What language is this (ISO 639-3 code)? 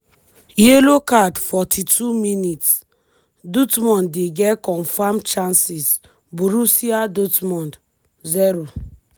pcm